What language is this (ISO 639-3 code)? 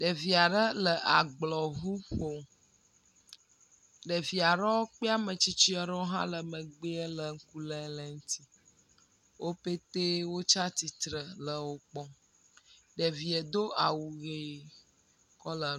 ewe